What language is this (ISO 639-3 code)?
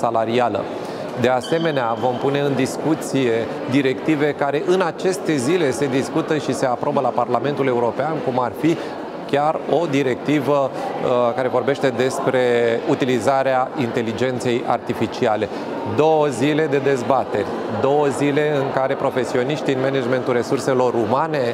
ron